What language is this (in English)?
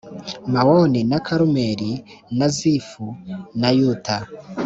Kinyarwanda